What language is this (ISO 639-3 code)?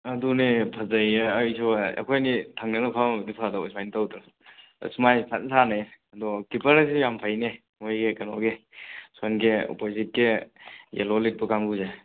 mni